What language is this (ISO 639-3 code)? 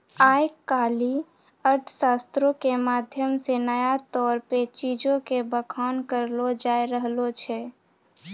mai